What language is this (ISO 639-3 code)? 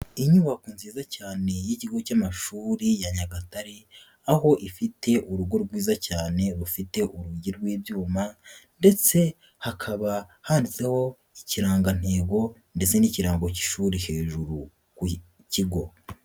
kin